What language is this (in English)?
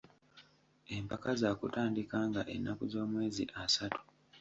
Ganda